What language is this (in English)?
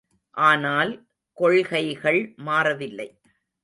Tamil